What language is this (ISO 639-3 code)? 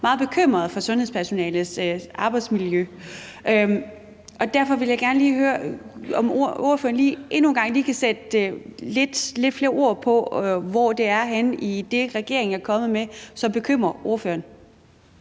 dan